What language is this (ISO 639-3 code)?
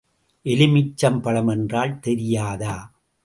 tam